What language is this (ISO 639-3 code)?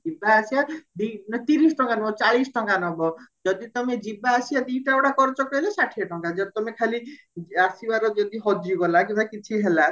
ori